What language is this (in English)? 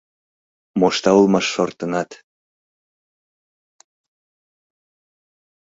Mari